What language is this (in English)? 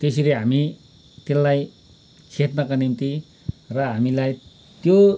Nepali